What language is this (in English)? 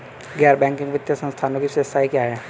Hindi